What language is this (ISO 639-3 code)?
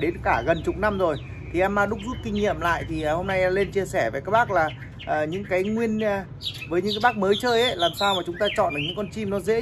vie